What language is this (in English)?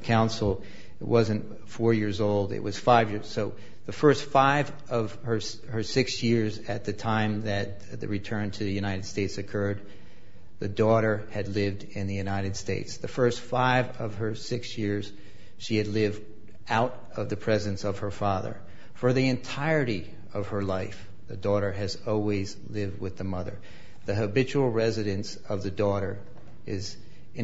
English